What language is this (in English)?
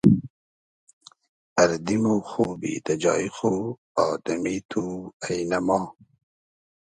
Hazaragi